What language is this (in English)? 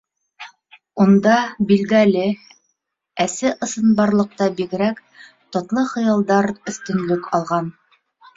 Bashkir